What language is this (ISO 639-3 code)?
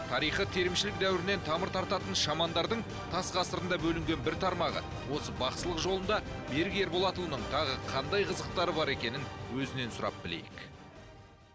kaz